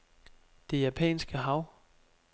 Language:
Danish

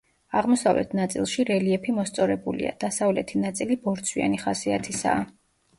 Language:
Georgian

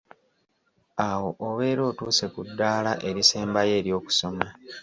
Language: Ganda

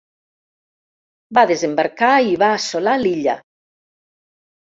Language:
Catalan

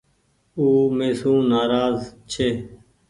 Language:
Goaria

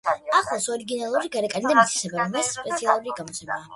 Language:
Georgian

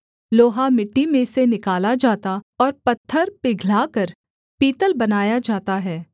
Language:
Hindi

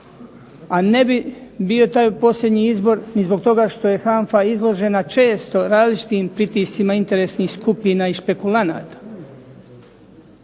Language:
Croatian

